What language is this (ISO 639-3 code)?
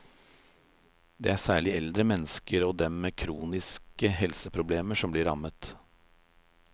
nor